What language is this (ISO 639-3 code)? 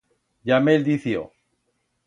arg